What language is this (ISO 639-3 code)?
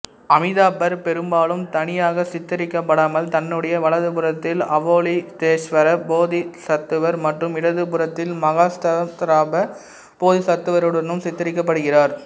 tam